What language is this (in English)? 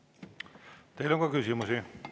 Estonian